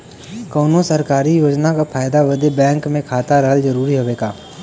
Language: Bhojpuri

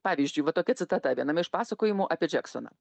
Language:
Lithuanian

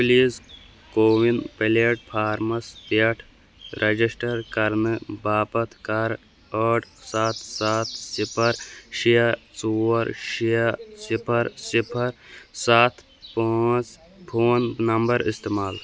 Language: Kashmiri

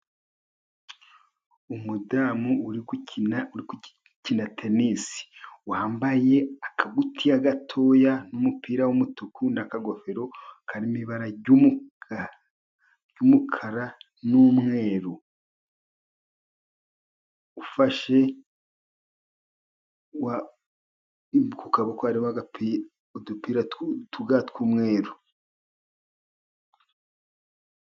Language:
Kinyarwanda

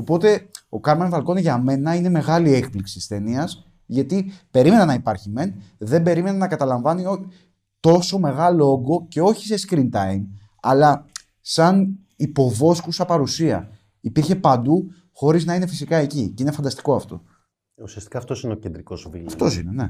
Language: Greek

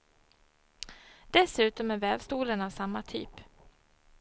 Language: Swedish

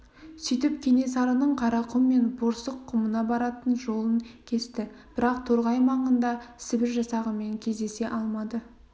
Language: Kazakh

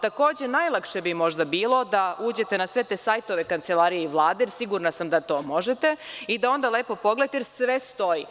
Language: Serbian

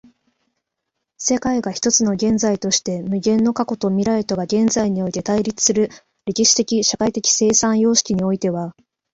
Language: Japanese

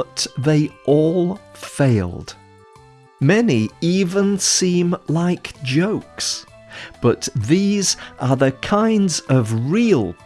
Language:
English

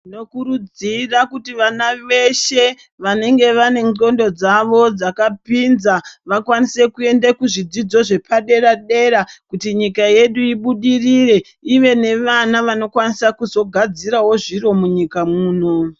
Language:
Ndau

